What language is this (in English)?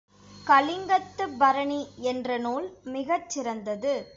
Tamil